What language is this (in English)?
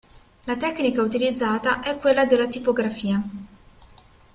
Italian